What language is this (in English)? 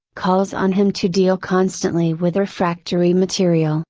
English